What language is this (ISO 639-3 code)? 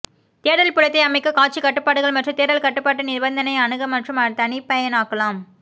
tam